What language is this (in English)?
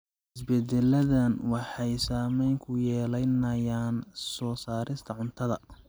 Somali